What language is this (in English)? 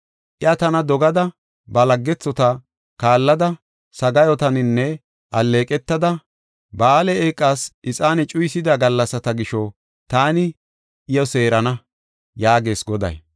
Gofa